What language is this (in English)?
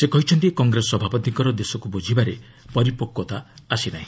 Odia